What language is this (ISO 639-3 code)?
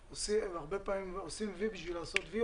heb